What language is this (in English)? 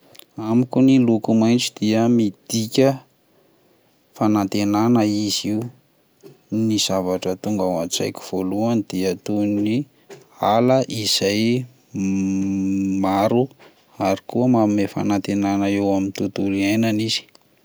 Malagasy